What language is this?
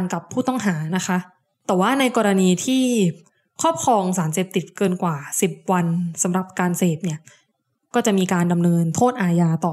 Thai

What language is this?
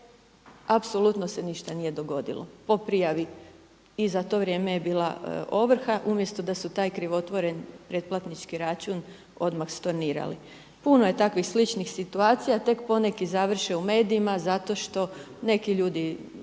Croatian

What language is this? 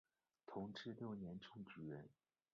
Chinese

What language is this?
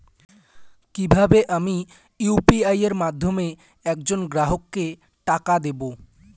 Bangla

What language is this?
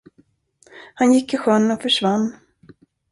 Swedish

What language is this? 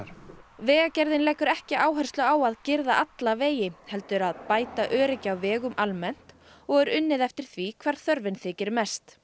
Icelandic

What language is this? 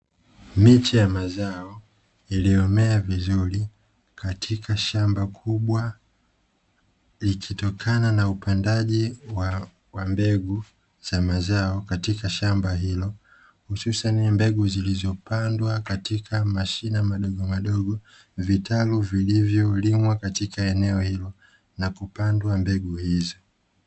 Swahili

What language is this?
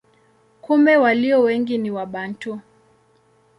Swahili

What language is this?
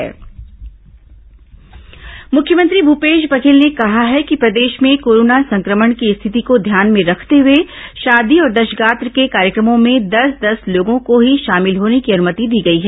Hindi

